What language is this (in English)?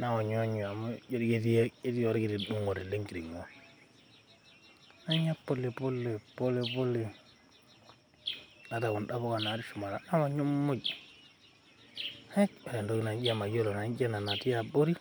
Masai